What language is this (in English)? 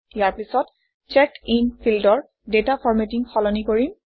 Assamese